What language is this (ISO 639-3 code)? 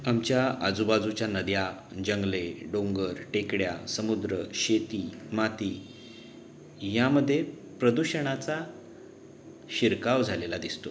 mar